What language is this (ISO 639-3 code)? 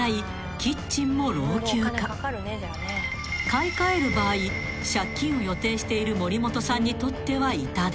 jpn